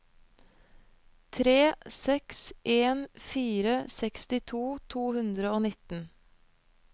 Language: Norwegian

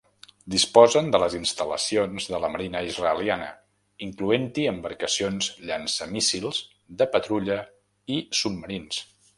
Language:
Catalan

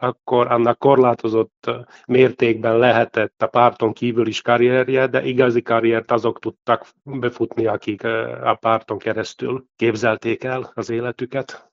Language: Hungarian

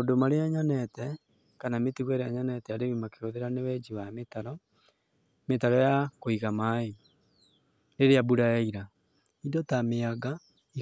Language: Kikuyu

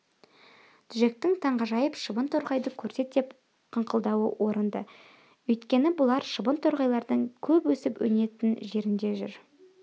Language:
Kazakh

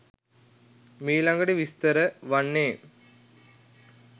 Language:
Sinhala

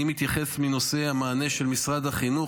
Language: Hebrew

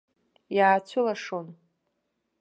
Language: Abkhazian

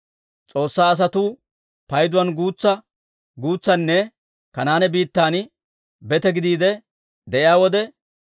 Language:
Dawro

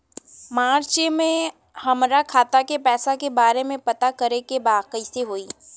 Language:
Bhojpuri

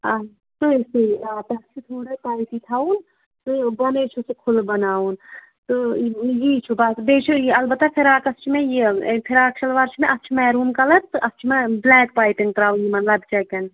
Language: Kashmiri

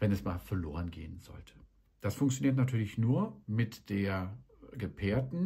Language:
German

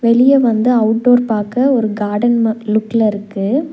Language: Tamil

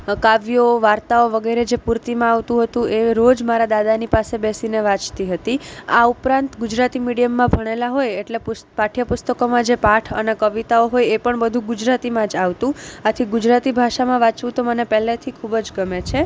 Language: Gujarati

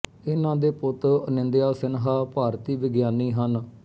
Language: Punjabi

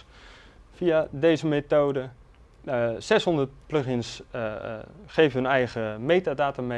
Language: Dutch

